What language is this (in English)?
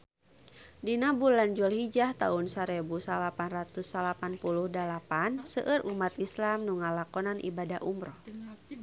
Sundanese